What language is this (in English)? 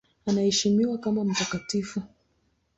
Swahili